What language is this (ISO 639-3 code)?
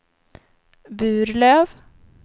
swe